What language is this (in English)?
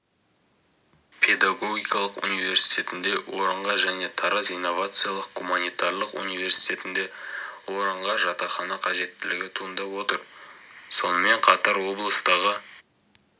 Kazakh